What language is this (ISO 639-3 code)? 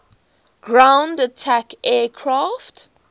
eng